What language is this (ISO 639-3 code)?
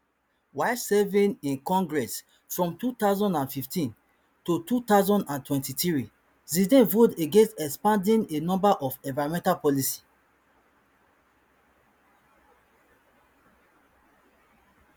pcm